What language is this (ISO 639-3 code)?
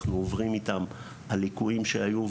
heb